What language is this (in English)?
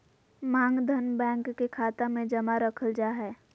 Magahi